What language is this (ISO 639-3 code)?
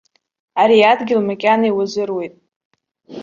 abk